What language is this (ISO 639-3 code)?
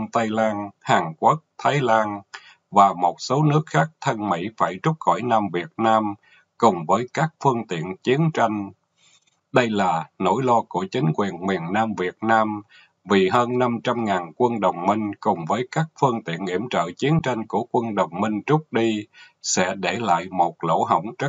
vie